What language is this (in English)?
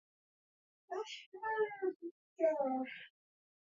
Georgian